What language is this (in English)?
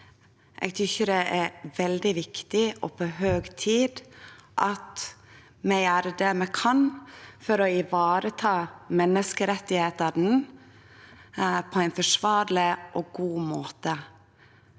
Norwegian